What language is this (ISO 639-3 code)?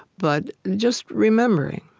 eng